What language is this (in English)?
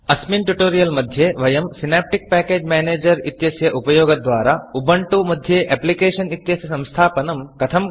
Sanskrit